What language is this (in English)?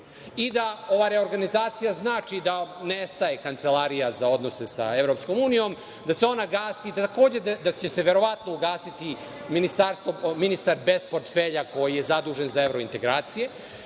Serbian